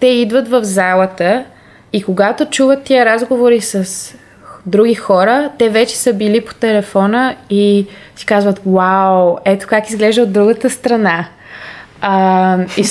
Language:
Bulgarian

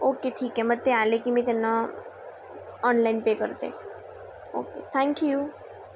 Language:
Marathi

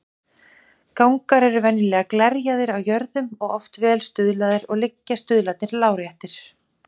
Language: Icelandic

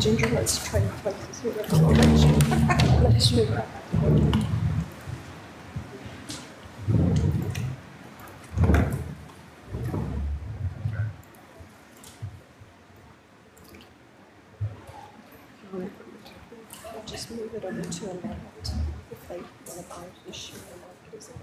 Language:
English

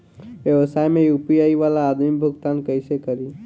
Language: Bhojpuri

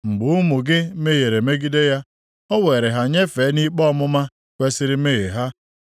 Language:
Igbo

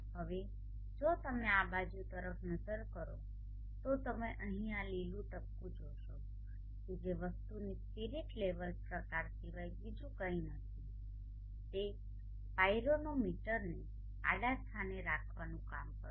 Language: Gujarati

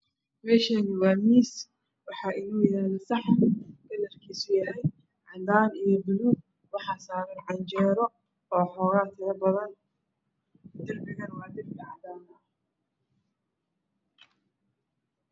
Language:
Somali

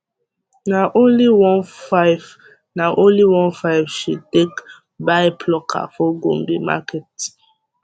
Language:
Nigerian Pidgin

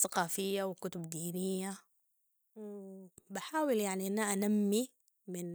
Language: Sudanese Arabic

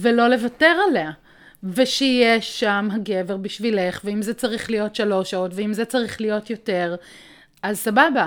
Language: Hebrew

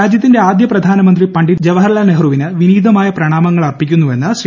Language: Malayalam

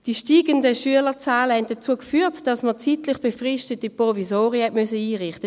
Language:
Swiss German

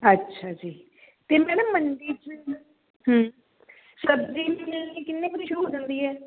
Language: Punjabi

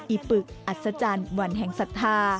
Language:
Thai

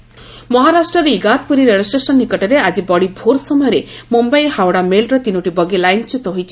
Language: Odia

